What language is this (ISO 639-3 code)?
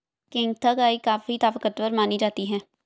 hin